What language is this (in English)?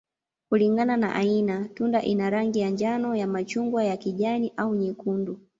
Swahili